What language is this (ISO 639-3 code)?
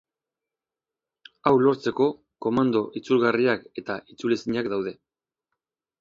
eus